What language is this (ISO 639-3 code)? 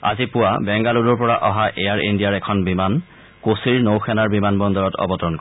asm